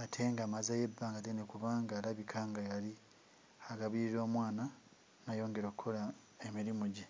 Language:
Ganda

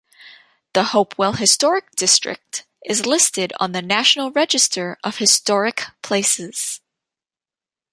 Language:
English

